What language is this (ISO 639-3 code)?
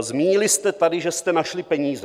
ces